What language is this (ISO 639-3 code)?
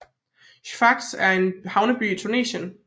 dan